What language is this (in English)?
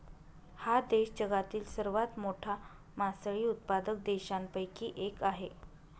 Marathi